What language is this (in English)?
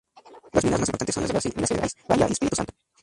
Spanish